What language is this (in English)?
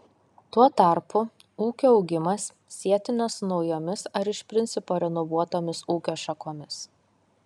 Lithuanian